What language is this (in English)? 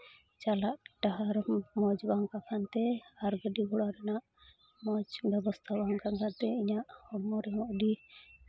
Santali